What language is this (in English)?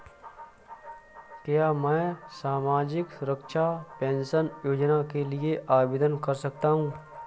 Hindi